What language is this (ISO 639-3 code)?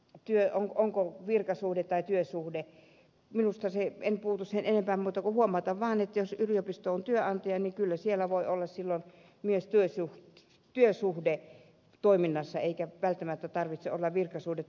fin